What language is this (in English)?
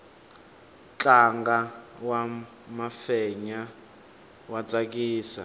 Tsonga